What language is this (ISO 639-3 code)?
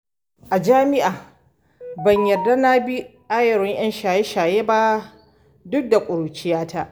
hau